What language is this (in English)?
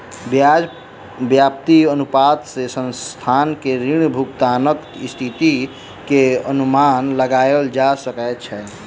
Maithili